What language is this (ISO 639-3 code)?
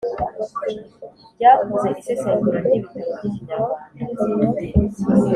kin